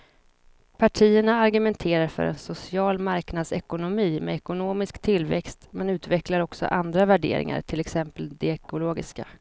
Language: Swedish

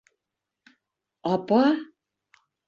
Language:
Bashkir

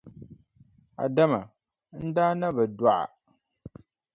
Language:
Dagbani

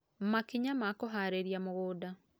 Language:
Kikuyu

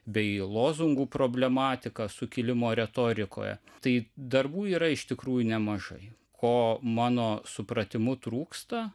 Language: Lithuanian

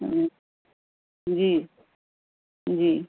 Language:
Urdu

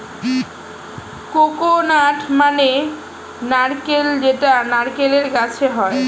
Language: Bangla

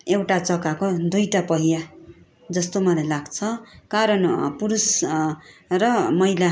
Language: Nepali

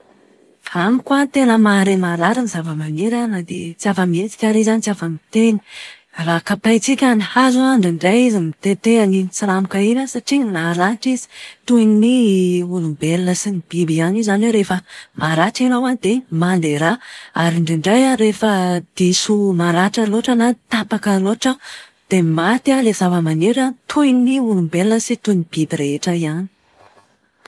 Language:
Malagasy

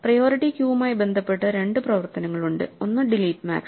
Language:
Malayalam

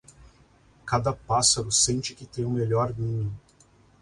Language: Portuguese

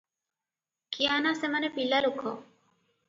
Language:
Odia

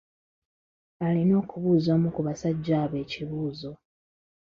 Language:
Ganda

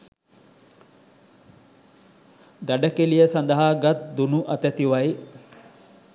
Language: Sinhala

